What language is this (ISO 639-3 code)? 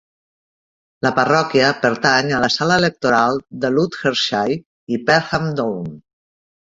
cat